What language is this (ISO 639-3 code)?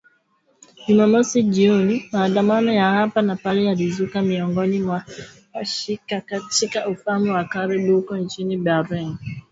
swa